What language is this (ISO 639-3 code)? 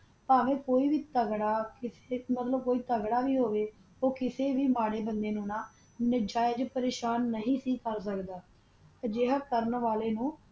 pan